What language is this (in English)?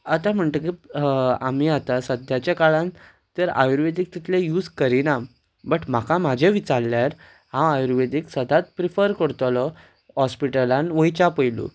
Konkani